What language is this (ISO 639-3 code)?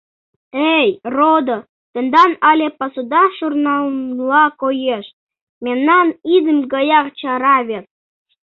chm